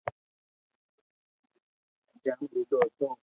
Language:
Loarki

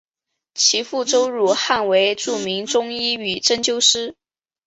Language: Chinese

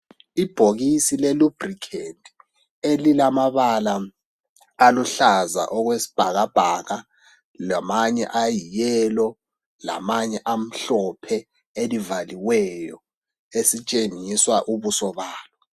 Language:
North Ndebele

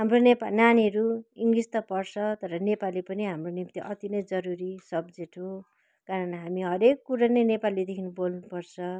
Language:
Nepali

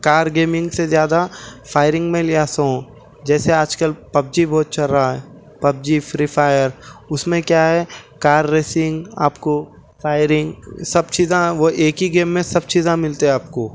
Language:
Urdu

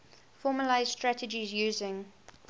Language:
English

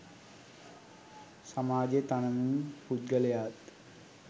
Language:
Sinhala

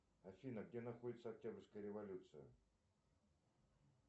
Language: Russian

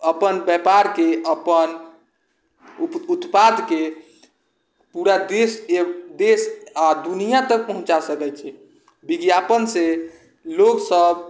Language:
Maithili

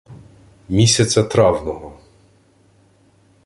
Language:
Ukrainian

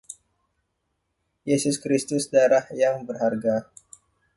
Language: Indonesian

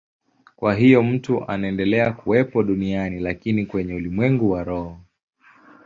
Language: Swahili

